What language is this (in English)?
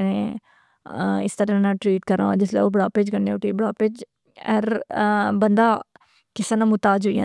Pahari-Potwari